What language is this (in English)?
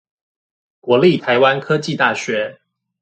Chinese